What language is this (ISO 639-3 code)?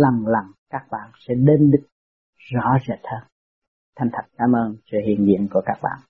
vie